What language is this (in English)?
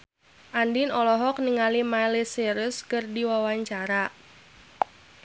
Sundanese